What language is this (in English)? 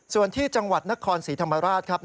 Thai